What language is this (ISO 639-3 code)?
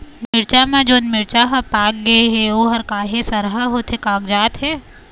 hne